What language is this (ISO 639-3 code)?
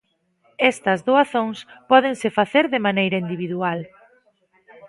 glg